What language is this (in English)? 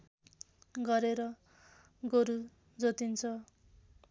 Nepali